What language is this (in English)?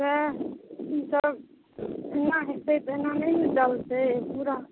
Maithili